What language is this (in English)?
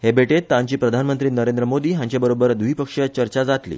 Konkani